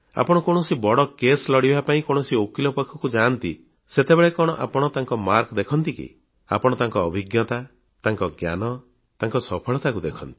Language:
Odia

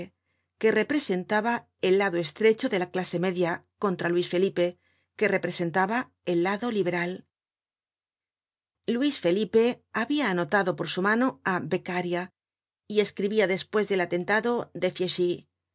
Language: Spanish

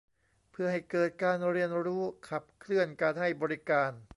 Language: Thai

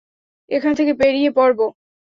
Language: Bangla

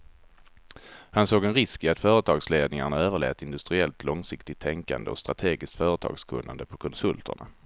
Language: Swedish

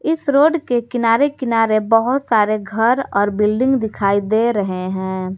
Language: Hindi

